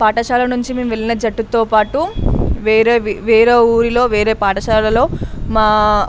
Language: Telugu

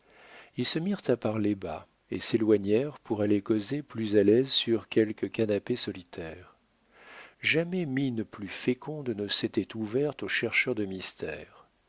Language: French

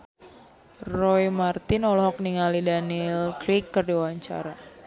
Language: Sundanese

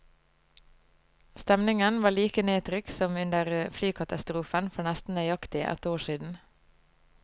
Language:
Norwegian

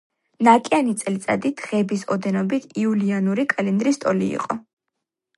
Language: Georgian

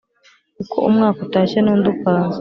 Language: Kinyarwanda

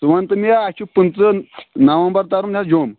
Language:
Kashmiri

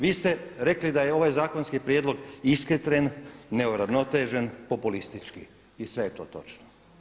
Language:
Croatian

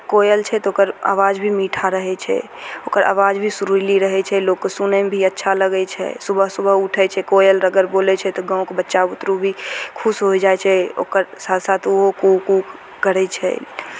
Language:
Maithili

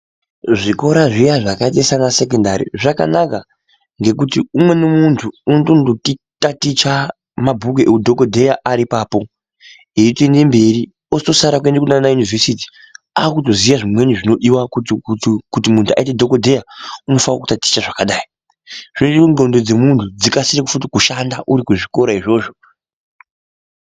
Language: Ndau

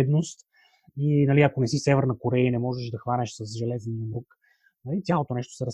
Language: Bulgarian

